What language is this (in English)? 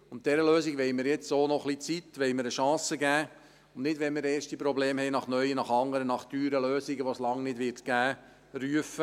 Swiss German